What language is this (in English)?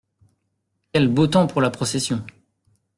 French